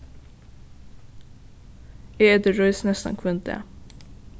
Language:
Faroese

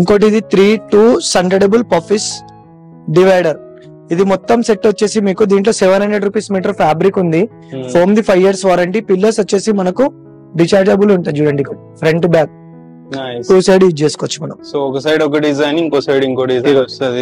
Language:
Telugu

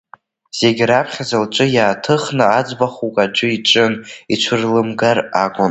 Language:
Abkhazian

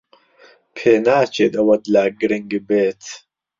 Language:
Central Kurdish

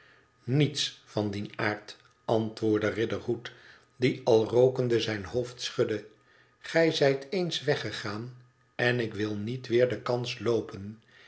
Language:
Dutch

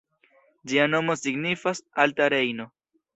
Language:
Esperanto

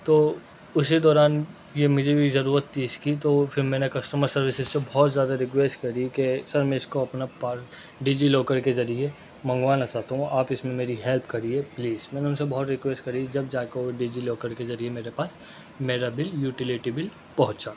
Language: Urdu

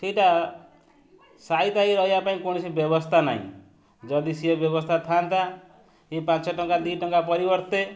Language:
Odia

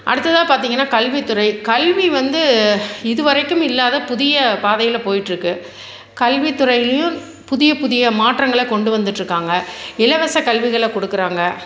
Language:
Tamil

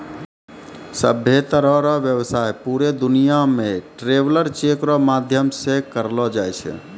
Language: Maithili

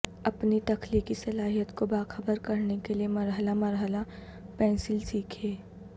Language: Urdu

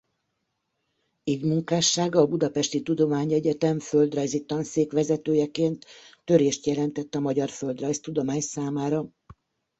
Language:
Hungarian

